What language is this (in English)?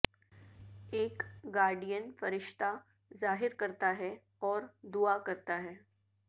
Urdu